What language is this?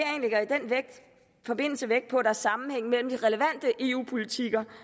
Danish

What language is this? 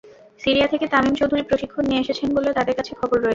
Bangla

